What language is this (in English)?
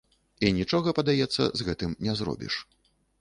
Belarusian